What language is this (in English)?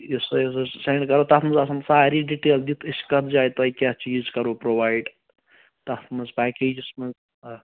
Kashmiri